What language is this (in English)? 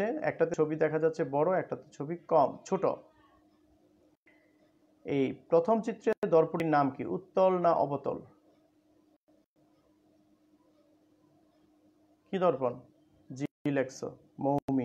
Hindi